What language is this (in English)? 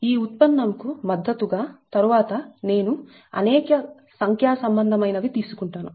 Telugu